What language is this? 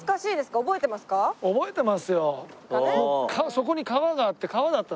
Japanese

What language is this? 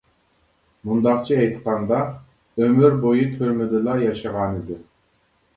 Uyghur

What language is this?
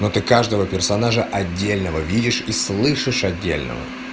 Russian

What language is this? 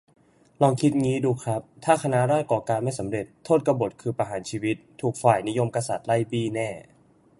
Thai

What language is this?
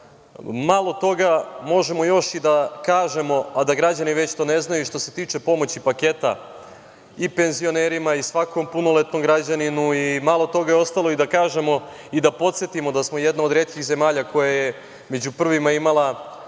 Serbian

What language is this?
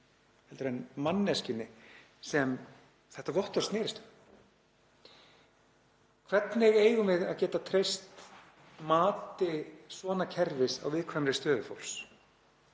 Icelandic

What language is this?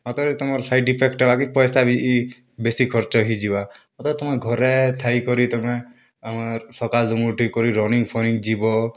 Odia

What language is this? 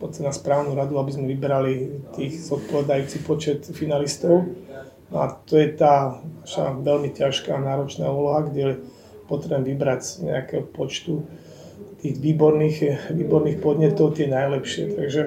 Slovak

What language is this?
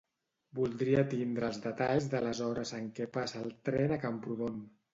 Catalan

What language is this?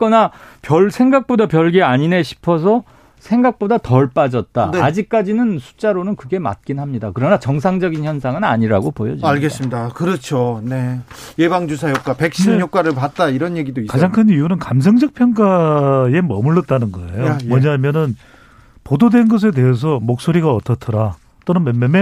Korean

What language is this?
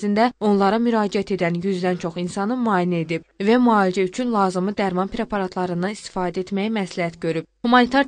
Turkish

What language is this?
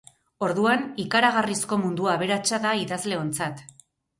Basque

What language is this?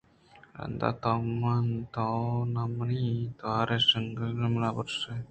Eastern Balochi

